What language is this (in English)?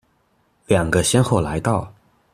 Chinese